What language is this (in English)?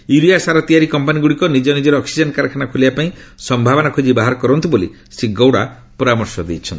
Odia